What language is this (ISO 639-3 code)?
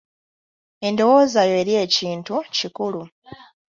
lug